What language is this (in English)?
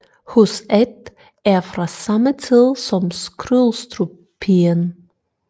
Danish